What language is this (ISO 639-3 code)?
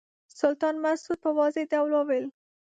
pus